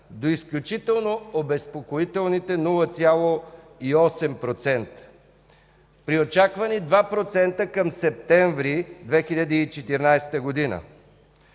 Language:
Bulgarian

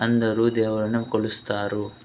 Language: Telugu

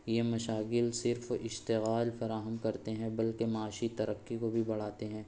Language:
Urdu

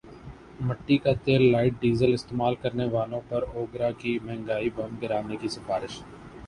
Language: Urdu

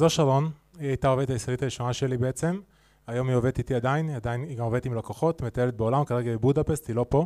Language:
Hebrew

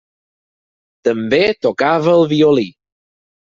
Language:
Catalan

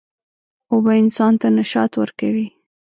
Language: Pashto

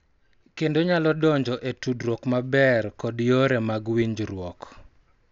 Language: Luo (Kenya and Tanzania)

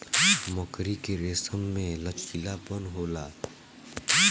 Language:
Bhojpuri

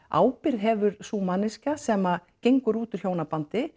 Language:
Icelandic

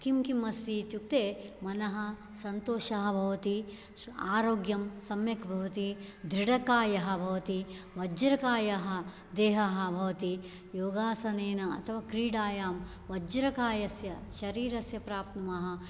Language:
Sanskrit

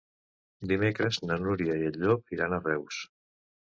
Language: Catalan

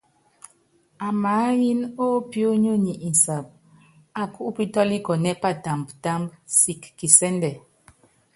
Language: Yangben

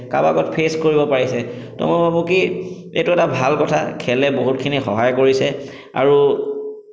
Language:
Assamese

